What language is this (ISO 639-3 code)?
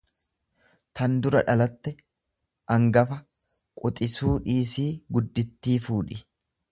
orm